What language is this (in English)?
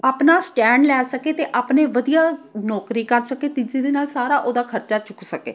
Punjabi